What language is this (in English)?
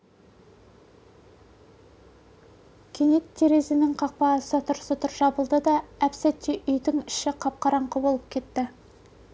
Kazakh